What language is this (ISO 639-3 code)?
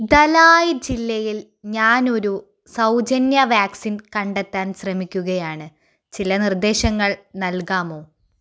mal